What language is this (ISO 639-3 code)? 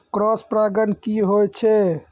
mai